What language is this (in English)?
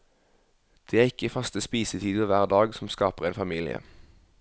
Norwegian